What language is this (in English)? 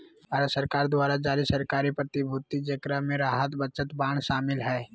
Magahi